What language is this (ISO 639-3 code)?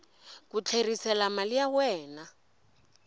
tso